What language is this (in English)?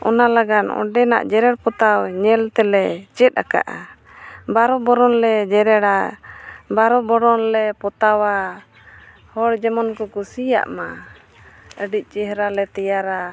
Santali